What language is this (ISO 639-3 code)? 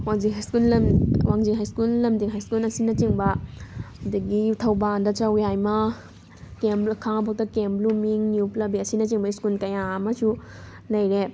mni